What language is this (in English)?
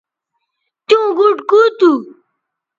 Bateri